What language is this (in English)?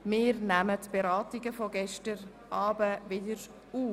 Swiss German